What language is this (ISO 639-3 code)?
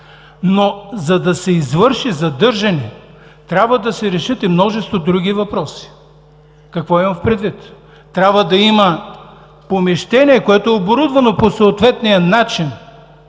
bul